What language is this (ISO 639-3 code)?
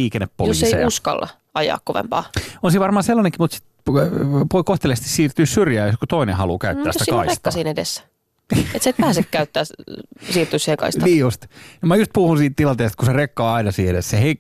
fin